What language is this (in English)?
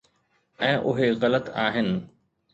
Sindhi